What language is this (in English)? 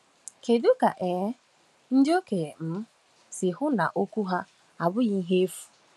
Igbo